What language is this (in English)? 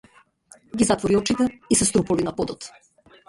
Macedonian